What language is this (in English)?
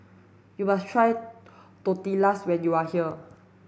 English